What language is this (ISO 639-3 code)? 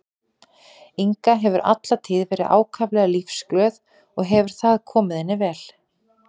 isl